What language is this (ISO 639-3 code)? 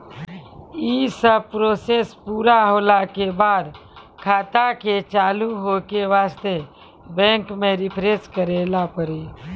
mai